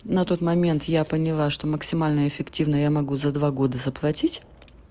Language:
Russian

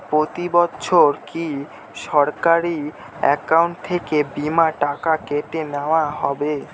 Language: Bangla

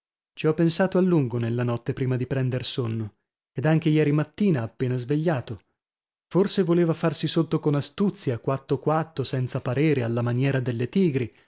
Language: Italian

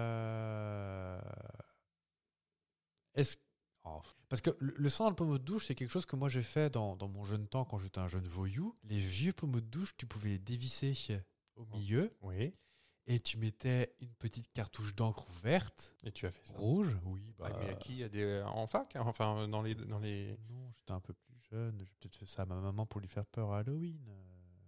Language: French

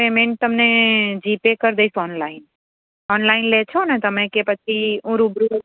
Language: Gujarati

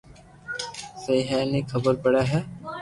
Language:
Loarki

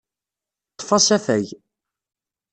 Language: Kabyle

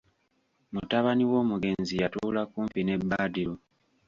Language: Ganda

